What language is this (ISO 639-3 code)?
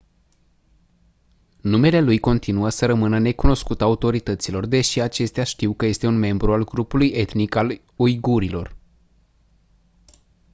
ron